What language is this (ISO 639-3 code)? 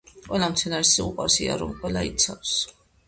kat